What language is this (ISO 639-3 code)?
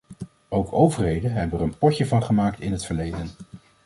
nld